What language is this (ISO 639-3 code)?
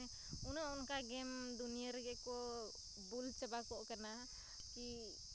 sat